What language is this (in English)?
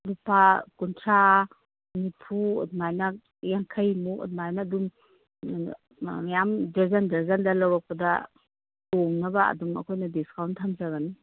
Manipuri